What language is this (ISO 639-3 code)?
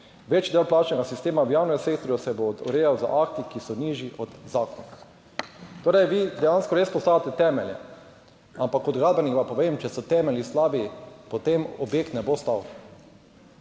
slv